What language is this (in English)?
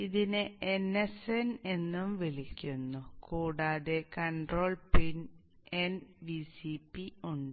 Malayalam